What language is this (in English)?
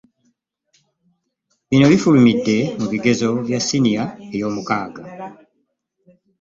Ganda